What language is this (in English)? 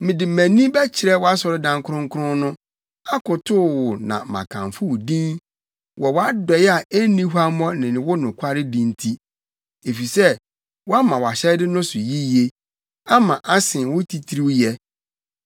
Akan